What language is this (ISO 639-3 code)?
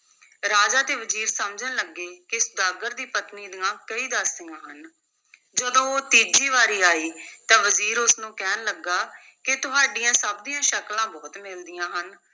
pan